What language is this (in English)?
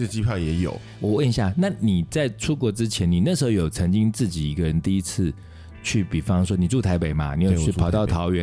Chinese